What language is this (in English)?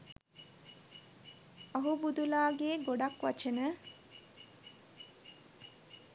Sinhala